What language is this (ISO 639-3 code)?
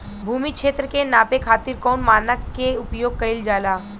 bho